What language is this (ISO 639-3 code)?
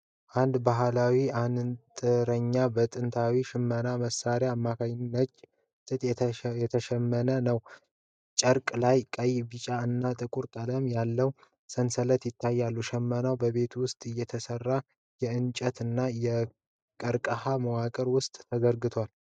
amh